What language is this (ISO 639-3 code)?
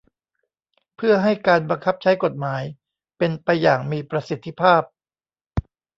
tha